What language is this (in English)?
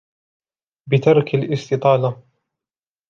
Arabic